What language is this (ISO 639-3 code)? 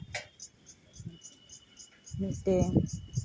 sat